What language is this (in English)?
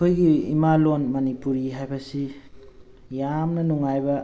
Manipuri